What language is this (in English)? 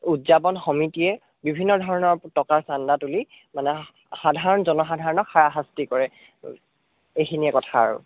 Assamese